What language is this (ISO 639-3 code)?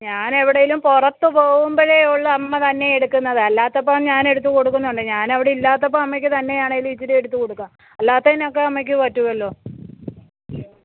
mal